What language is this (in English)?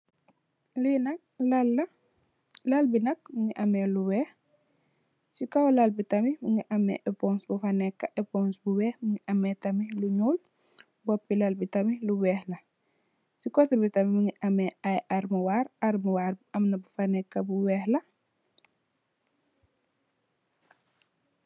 Wolof